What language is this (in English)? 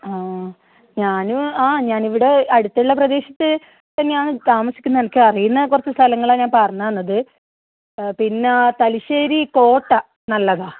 Malayalam